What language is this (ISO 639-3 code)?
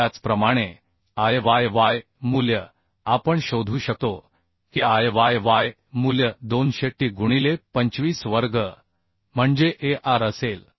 mar